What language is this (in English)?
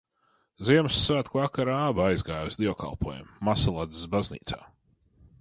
Latvian